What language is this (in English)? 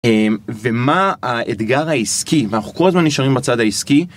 Hebrew